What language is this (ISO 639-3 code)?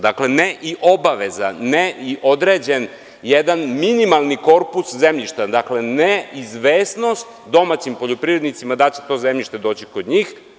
srp